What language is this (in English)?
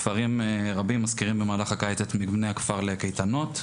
Hebrew